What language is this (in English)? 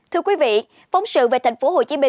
Vietnamese